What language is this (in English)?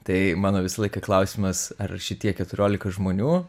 Lithuanian